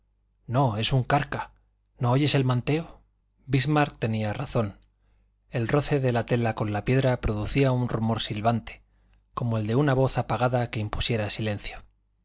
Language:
Spanish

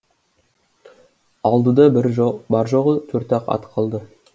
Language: Kazakh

